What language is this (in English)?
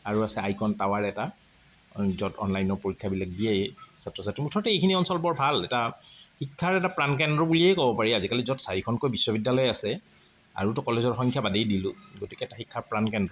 Assamese